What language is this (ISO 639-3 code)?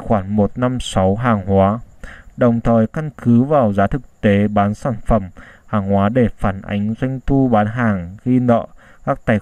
vie